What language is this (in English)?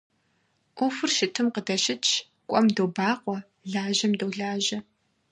Kabardian